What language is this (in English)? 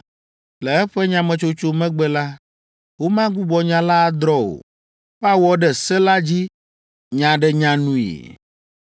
Ewe